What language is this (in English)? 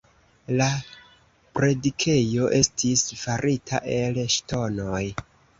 Esperanto